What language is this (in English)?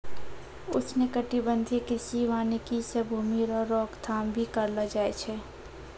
Maithili